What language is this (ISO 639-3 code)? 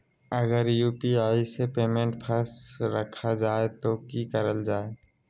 mag